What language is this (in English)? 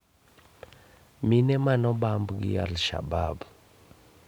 Luo (Kenya and Tanzania)